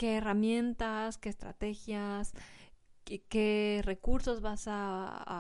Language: Spanish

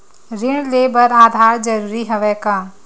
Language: Chhattisgarhi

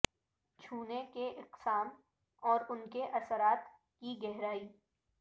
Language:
Urdu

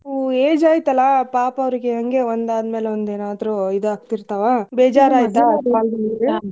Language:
Kannada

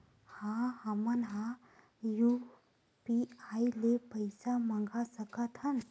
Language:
Chhattisgarhi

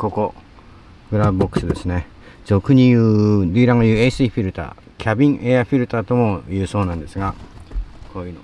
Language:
Japanese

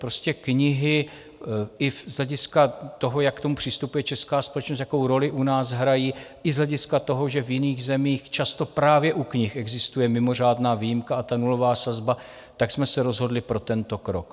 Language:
Czech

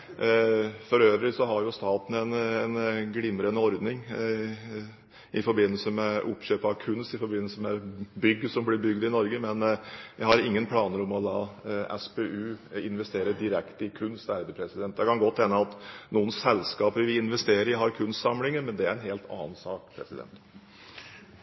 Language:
Norwegian Bokmål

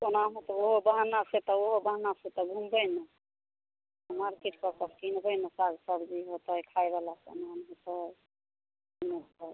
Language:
Maithili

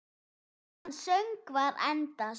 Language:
Icelandic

